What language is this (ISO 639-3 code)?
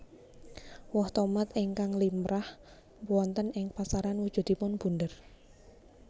jav